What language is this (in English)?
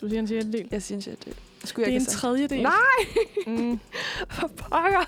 Danish